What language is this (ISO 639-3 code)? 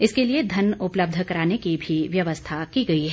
hin